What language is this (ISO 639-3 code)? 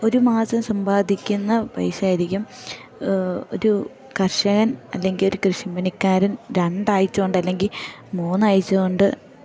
mal